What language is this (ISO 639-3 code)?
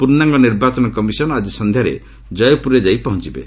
ori